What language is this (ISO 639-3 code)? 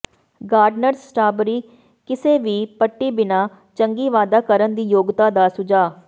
pan